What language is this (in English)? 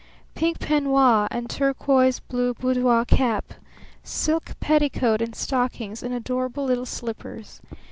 English